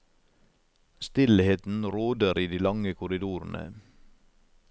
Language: Norwegian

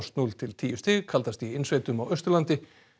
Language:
Icelandic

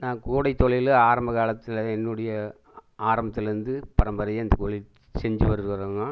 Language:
Tamil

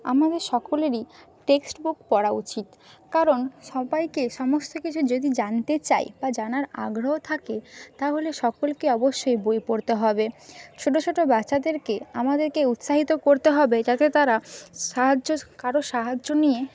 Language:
Bangla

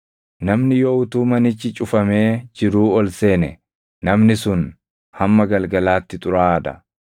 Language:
Oromo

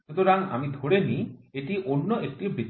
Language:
Bangla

